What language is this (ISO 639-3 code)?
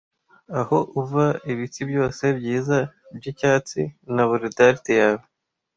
kin